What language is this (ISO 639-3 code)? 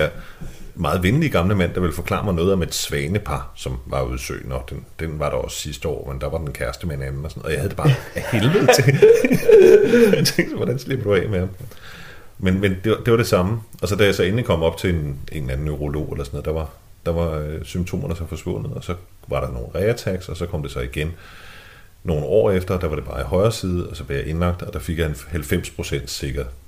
dan